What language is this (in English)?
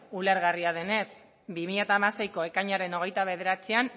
Basque